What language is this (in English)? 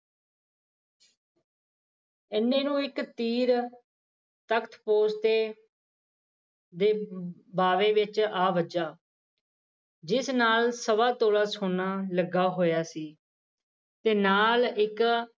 Punjabi